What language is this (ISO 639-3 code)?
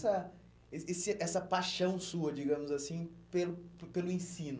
por